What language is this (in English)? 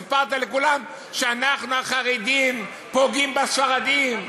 Hebrew